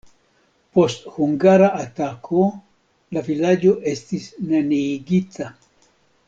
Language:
Esperanto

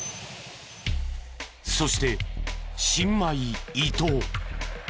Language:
Japanese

